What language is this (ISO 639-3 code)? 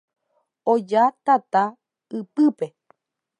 grn